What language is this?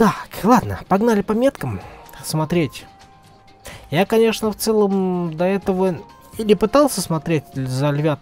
Russian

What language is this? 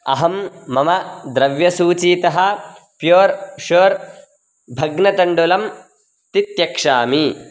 Sanskrit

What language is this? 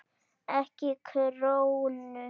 Icelandic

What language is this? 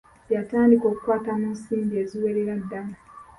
Ganda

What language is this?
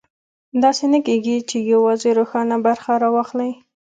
Pashto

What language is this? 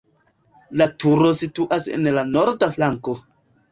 Esperanto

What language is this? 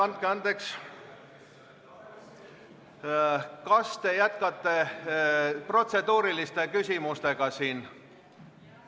Estonian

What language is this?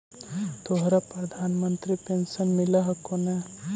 Magahi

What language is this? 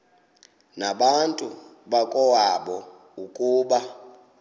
Xhosa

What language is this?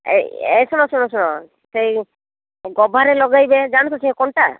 Odia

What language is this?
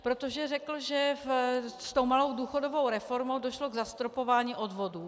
Czech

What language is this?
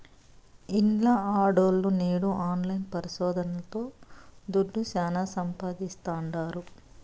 Telugu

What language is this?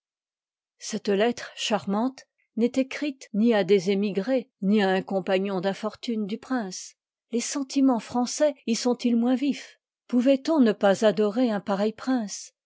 French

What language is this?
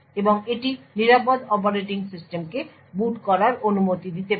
Bangla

